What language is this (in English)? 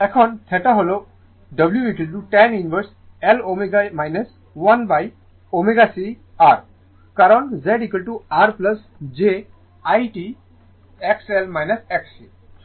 Bangla